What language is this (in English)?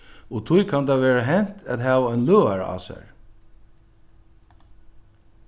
Faroese